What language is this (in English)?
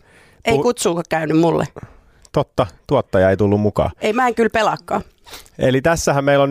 Finnish